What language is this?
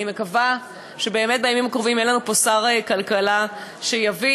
Hebrew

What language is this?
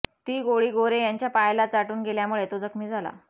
Marathi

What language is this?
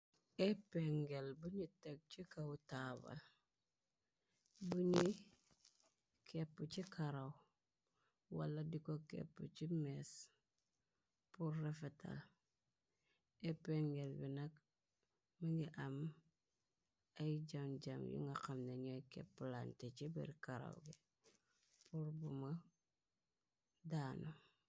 Wolof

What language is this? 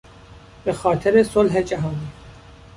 Persian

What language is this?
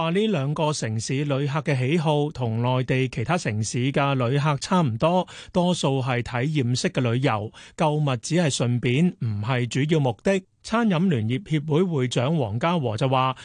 Chinese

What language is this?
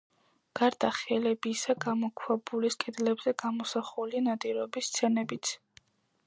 Georgian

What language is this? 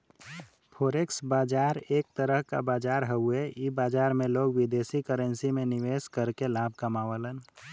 Bhojpuri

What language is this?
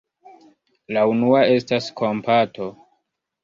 Esperanto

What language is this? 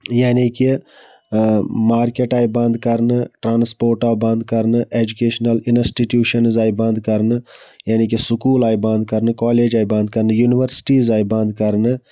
Kashmiri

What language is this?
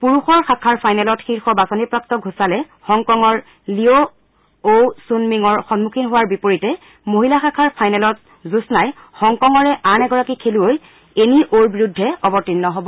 Assamese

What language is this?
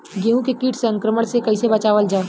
Bhojpuri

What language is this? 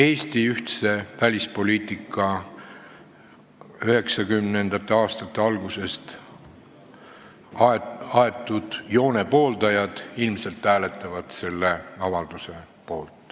Estonian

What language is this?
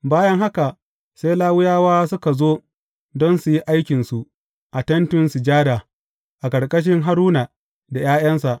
Hausa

